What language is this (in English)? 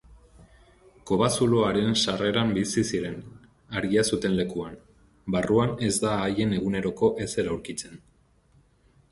Basque